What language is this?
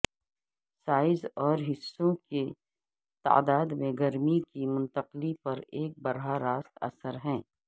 Urdu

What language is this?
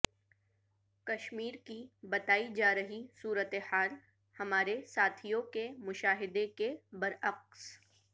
Urdu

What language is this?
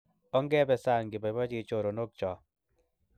Kalenjin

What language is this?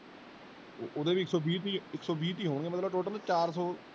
Punjabi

